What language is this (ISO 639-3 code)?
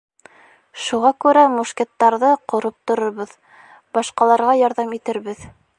bak